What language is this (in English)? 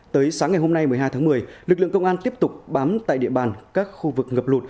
Vietnamese